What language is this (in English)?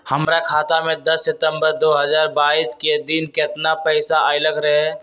Magahi